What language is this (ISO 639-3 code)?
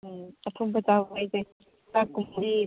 mni